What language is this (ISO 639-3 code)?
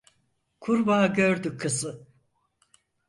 tur